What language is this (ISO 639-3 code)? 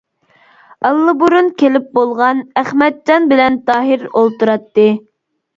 uig